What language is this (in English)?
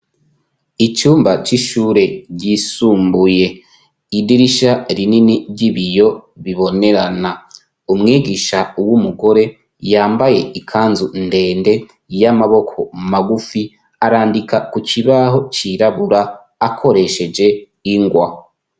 Rundi